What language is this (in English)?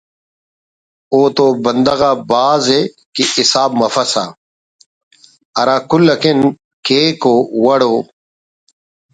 Brahui